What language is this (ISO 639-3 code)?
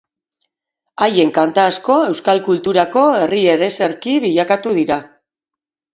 eus